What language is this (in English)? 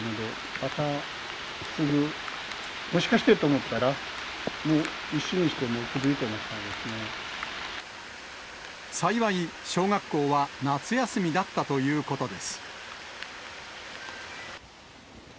Japanese